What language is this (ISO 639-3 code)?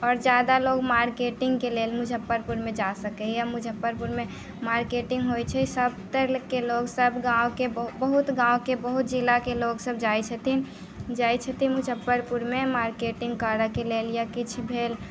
mai